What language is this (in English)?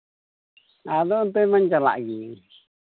Santali